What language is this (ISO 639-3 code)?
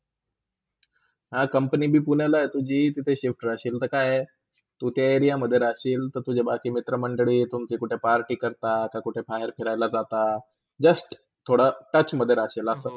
mar